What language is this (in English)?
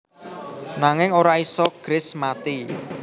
Javanese